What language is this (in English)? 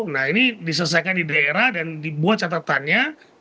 Indonesian